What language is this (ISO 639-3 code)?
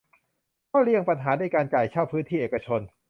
tha